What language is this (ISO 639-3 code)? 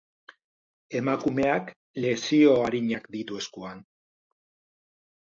eus